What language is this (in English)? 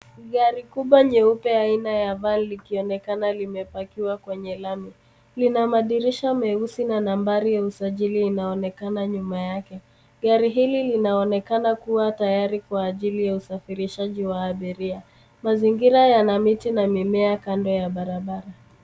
Swahili